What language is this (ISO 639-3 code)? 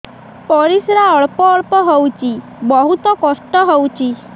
ori